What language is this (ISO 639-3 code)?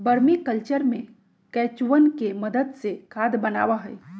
mag